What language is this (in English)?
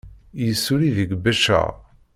Kabyle